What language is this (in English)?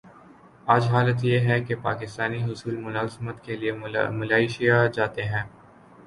Urdu